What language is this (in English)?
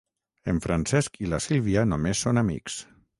Catalan